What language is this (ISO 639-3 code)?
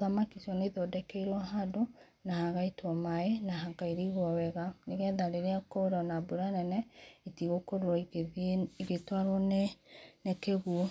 kik